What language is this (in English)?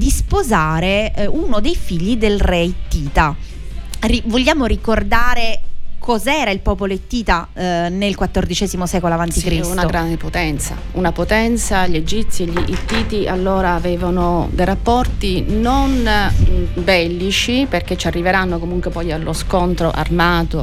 Italian